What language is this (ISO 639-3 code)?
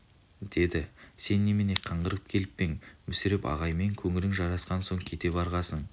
kaz